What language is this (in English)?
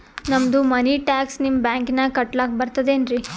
Kannada